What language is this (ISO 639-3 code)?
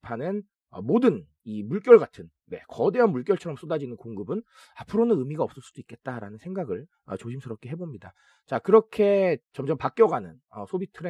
kor